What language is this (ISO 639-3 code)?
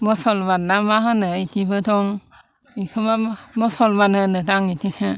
brx